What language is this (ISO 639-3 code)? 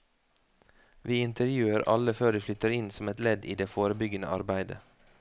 nor